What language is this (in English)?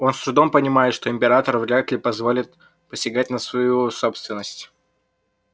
Russian